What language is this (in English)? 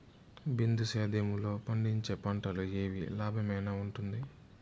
Telugu